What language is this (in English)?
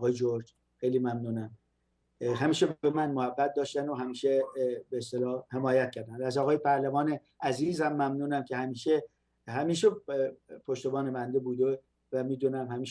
Persian